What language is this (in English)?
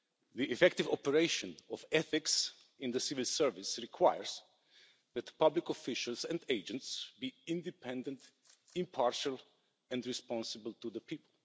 English